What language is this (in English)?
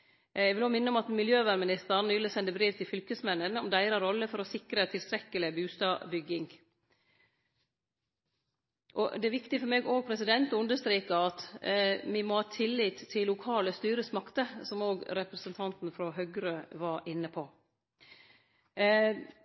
Norwegian Nynorsk